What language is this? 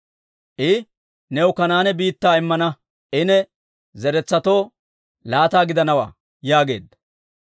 Dawro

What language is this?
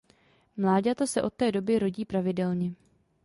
Czech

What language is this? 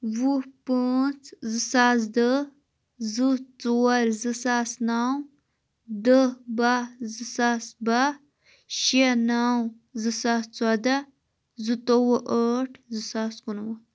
Kashmiri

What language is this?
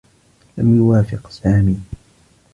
Arabic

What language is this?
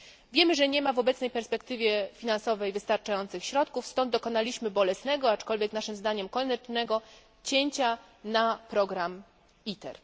Polish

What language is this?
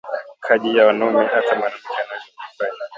Swahili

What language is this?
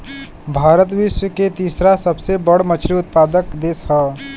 Bhojpuri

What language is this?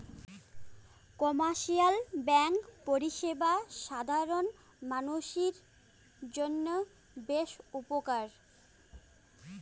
Bangla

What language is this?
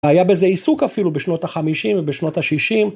Hebrew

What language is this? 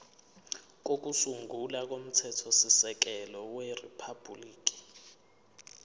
Zulu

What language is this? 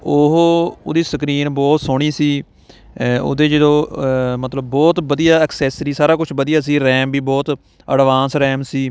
Punjabi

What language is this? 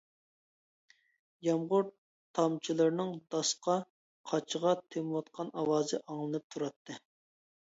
Uyghur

